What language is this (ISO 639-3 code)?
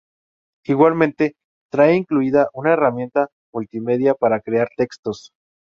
spa